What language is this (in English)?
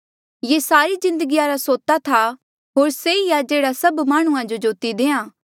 Mandeali